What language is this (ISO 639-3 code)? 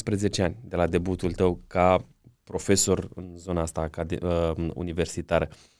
ron